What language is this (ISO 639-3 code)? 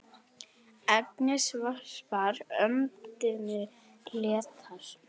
isl